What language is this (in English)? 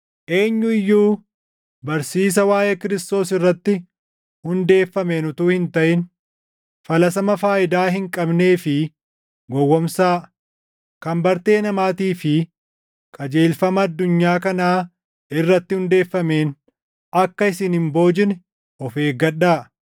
Oromo